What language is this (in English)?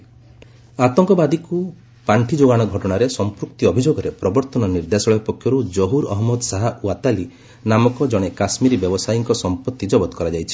Odia